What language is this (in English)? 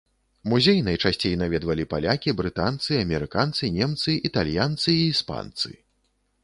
Belarusian